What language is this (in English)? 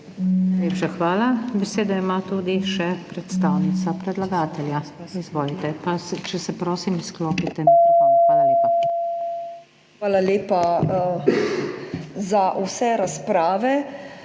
Slovenian